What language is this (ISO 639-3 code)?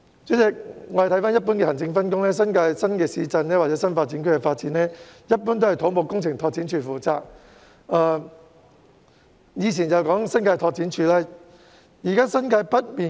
yue